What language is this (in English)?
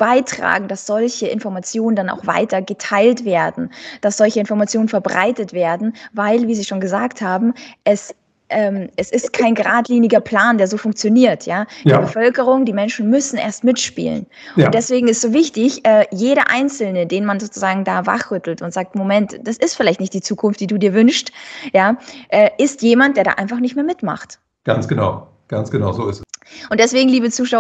German